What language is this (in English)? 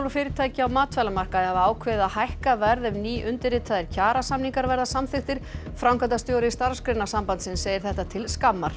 Icelandic